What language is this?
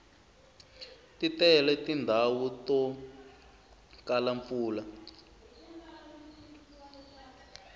Tsonga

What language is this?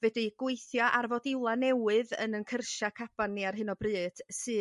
Welsh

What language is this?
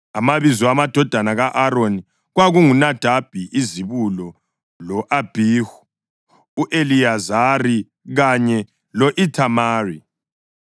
North Ndebele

